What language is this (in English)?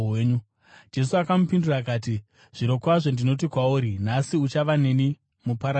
Shona